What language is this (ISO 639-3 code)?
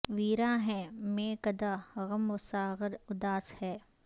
urd